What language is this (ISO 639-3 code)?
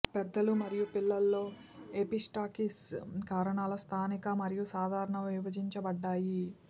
tel